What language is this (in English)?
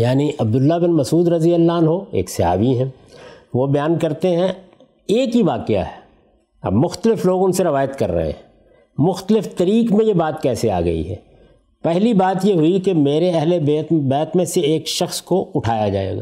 Urdu